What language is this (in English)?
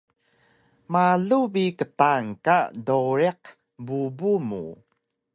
Taroko